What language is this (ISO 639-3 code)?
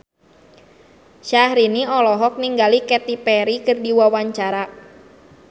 sun